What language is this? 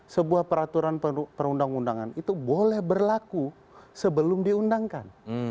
Indonesian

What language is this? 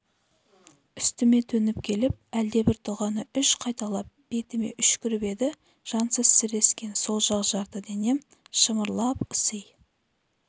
Kazakh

